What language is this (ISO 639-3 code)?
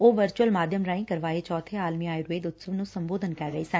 pan